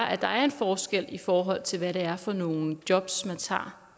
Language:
Danish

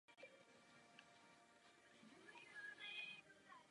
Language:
Czech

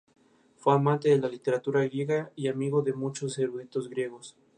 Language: Spanish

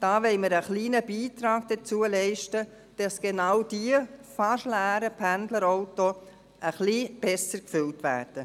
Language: Swiss German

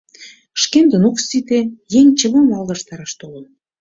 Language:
Mari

